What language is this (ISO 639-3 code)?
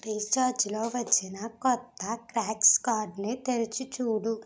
tel